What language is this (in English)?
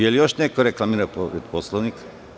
Serbian